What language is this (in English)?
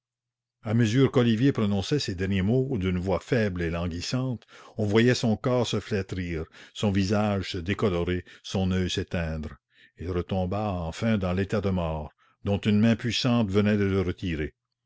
French